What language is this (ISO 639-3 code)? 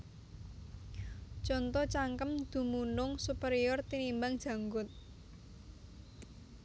jav